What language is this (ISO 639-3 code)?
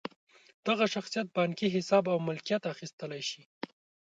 pus